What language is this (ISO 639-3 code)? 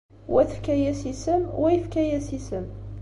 kab